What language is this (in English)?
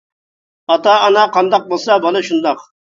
Uyghur